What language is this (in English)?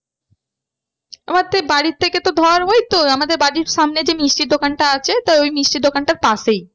Bangla